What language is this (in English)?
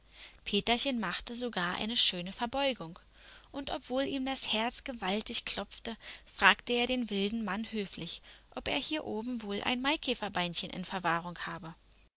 German